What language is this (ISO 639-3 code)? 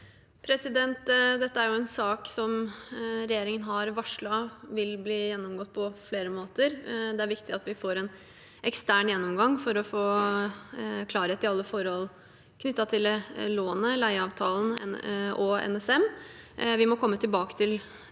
nor